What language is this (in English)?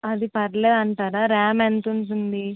Telugu